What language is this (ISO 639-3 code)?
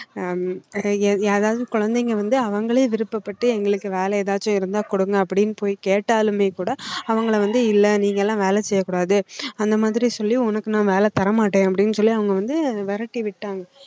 tam